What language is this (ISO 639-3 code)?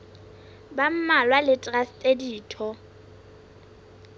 sot